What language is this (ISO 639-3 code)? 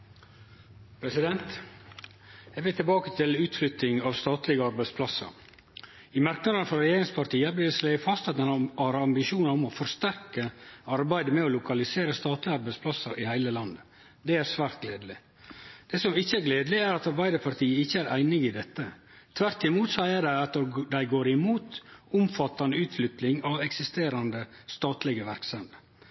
nor